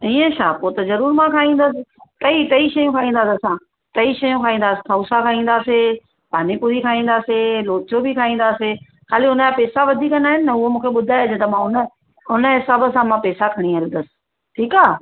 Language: Sindhi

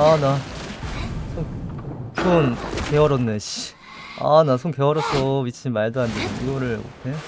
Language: Korean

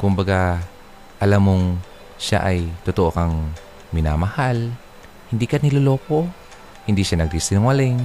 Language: Filipino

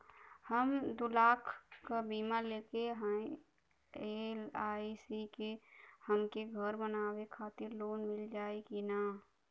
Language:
Bhojpuri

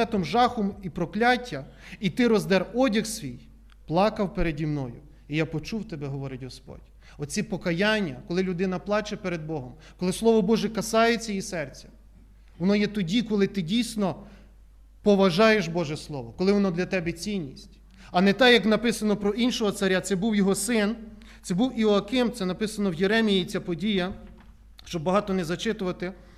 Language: Ukrainian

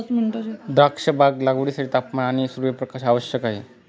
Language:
Marathi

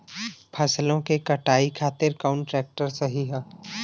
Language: Bhojpuri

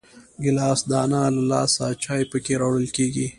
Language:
Pashto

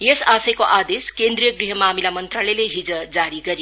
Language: Nepali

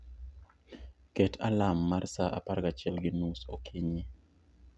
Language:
Luo (Kenya and Tanzania)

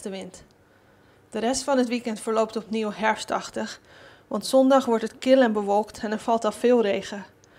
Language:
Dutch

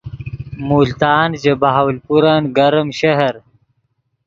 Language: Yidgha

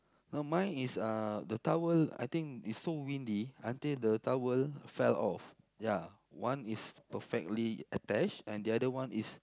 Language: English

